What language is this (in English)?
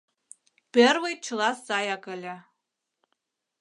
Mari